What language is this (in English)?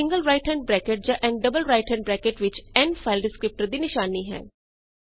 Punjabi